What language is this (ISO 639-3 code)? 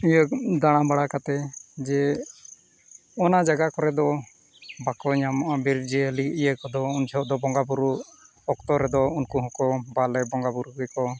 sat